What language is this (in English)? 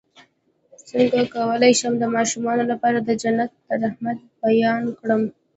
Pashto